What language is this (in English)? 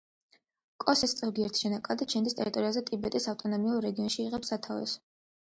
Georgian